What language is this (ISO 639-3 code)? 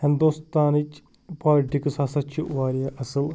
kas